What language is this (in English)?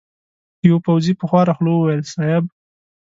Pashto